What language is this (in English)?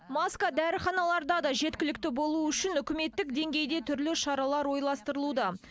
Kazakh